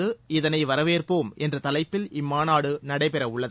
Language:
Tamil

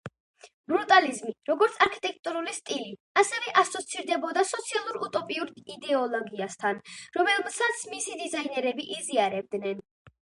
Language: Georgian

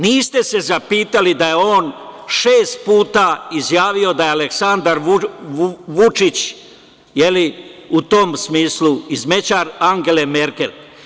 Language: Serbian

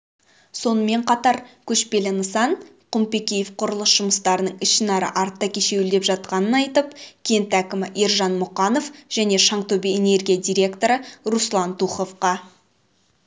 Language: Kazakh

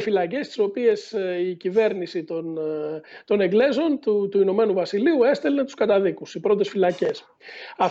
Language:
Greek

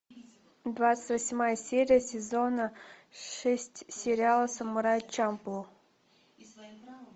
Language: Russian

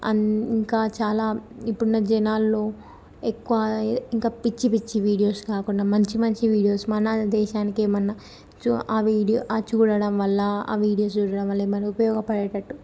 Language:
Telugu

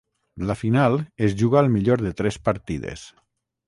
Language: Catalan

